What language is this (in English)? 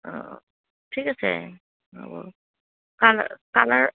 Assamese